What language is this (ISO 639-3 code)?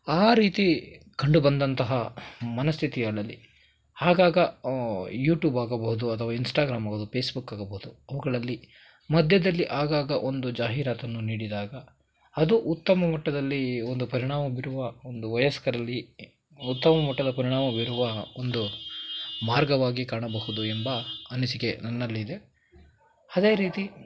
kan